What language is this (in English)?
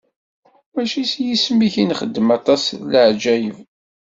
Kabyle